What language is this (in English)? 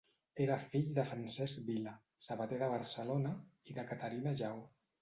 Catalan